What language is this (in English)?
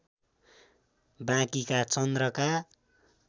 Nepali